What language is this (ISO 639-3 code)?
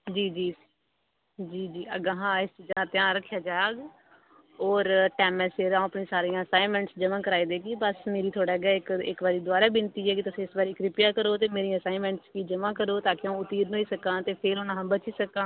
doi